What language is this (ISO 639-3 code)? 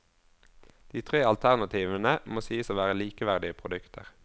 nor